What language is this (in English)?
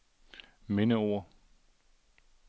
Danish